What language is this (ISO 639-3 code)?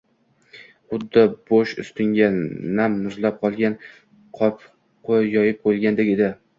uzb